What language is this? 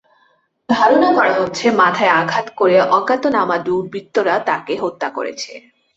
Bangla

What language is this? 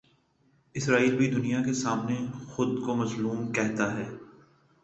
Urdu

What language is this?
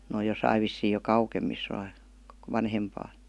Finnish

